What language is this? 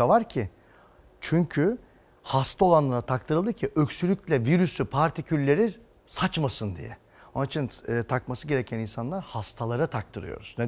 Turkish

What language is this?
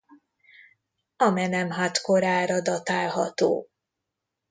Hungarian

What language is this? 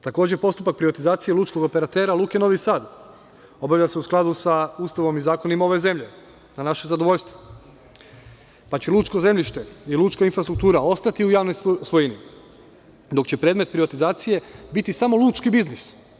Serbian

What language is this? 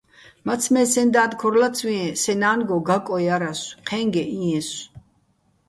Bats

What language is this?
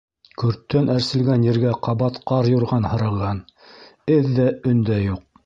Bashkir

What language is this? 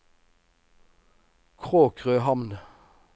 Norwegian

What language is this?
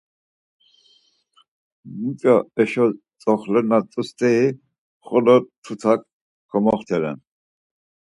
Laz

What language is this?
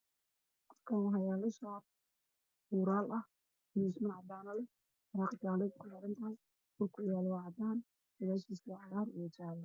Somali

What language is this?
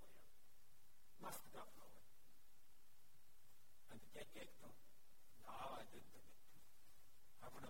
Gujarati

